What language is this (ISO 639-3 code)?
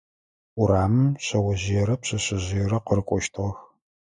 ady